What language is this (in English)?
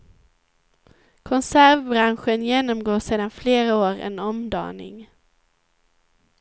Swedish